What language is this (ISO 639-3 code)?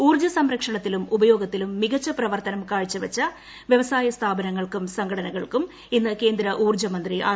mal